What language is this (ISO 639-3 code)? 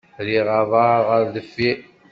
kab